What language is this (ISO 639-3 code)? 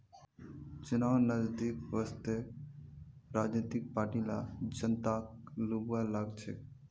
mag